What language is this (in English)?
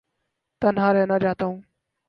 Urdu